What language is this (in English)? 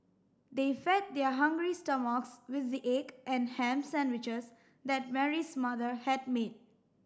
English